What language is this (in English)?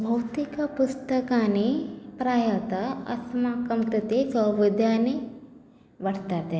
Sanskrit